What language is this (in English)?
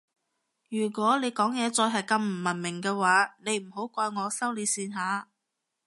Cantonese